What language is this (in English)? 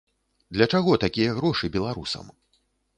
Belarusian